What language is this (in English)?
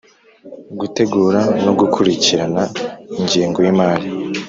Kinyarwanda